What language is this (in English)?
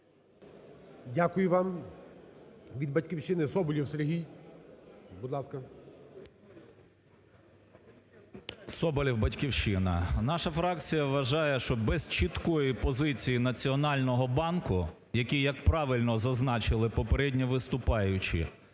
Ukrainian